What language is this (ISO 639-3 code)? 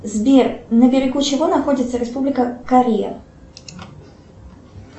rus